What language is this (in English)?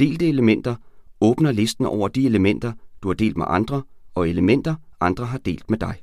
Danish